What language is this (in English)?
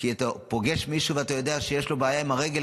Hebrew